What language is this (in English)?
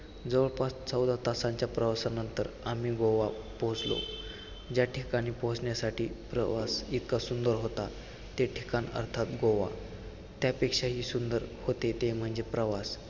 Marathi